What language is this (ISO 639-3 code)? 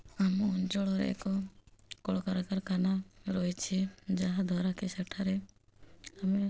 ori